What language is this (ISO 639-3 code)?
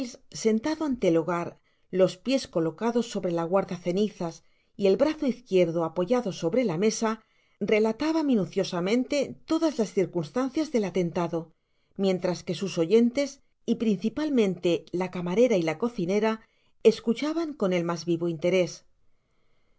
spa